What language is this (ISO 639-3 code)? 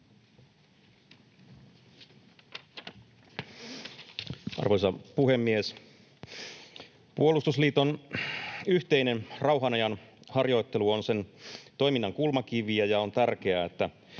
fin